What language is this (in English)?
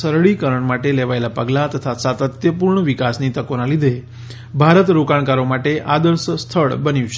Gujarati